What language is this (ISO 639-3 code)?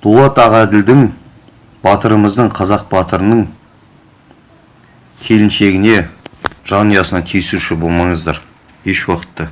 kaz